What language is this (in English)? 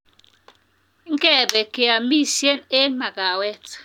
Kalenjin